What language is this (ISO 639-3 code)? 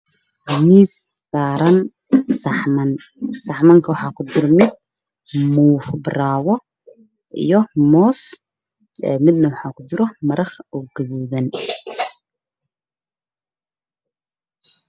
som